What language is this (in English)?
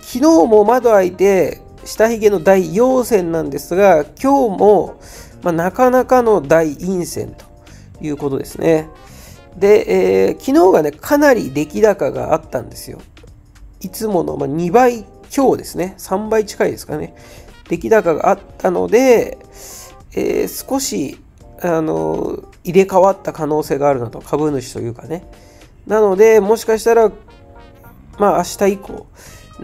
Japanese